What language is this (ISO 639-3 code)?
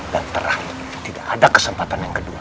ind